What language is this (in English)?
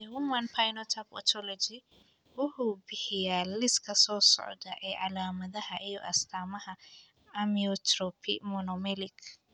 Somali